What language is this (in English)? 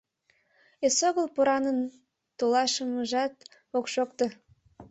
Mari